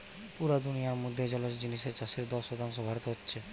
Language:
Bangla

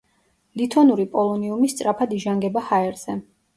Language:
Georgian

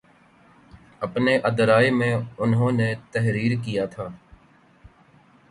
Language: Urdu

